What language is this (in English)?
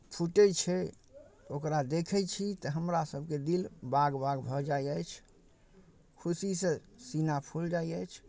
Maithili